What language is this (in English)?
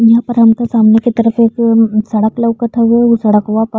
Bhojpuri